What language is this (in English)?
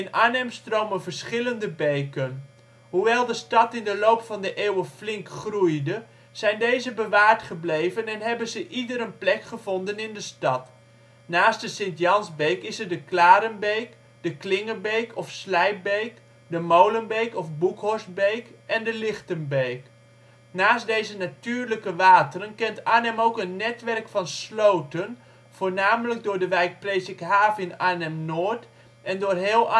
Dutch